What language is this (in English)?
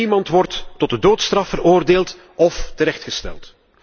Dutch